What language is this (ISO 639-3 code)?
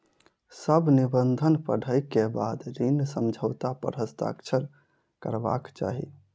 mai